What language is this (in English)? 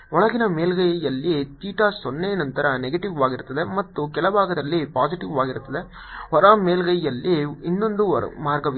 Kannada